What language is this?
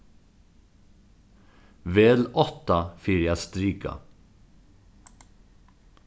Faroese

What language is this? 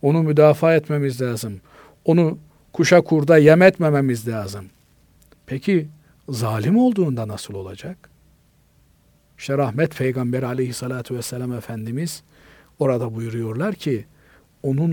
Turkish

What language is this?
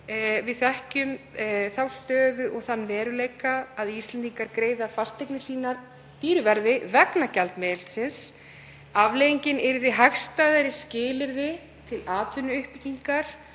Icelandic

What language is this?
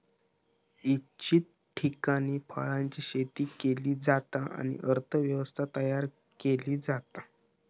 Marathi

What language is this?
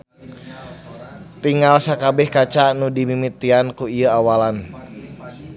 Sundanese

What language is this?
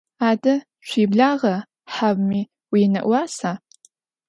Adyghe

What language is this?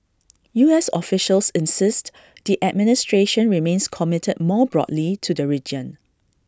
English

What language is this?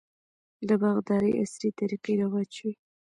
Pashto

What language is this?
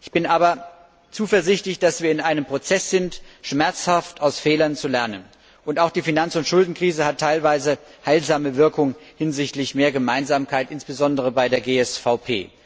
German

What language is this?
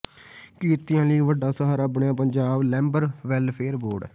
Punjabi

